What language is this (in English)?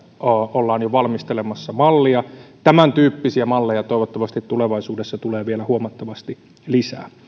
Finnish